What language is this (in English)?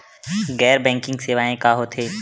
Chhattisgarhi